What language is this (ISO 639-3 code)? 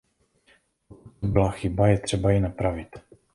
ces